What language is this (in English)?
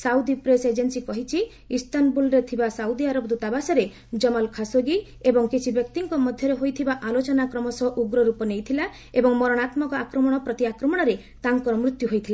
Odia